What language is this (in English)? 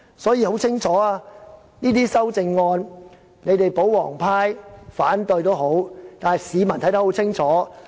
Cantonese